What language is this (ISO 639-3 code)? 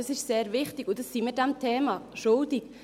gsw